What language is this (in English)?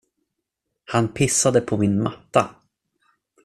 Swedish